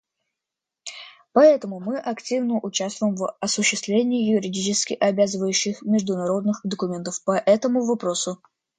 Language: Russian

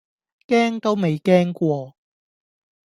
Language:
Cantonese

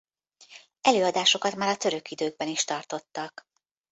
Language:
Hungarian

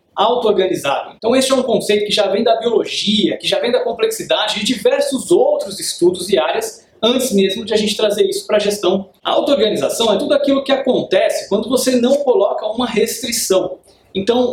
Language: Portuguese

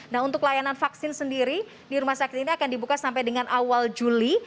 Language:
Indonesian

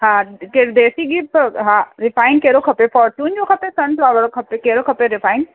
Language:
Sindhi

